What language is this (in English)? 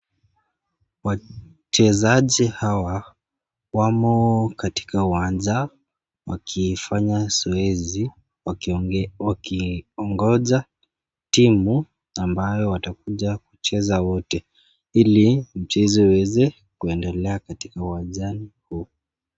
Swahili